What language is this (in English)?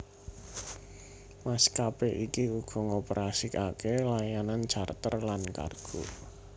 Javanese